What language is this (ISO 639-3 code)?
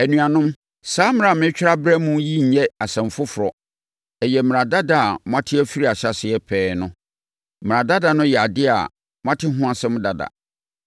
aka